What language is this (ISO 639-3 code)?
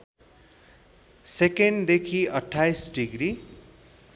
nep